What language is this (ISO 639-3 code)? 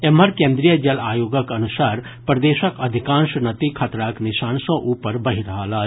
mai